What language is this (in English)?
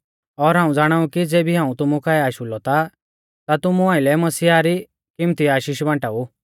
Mahasu Pahari